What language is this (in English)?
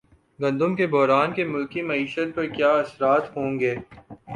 Urdu